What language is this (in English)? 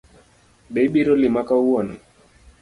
Luo (Kenya and Tanzania)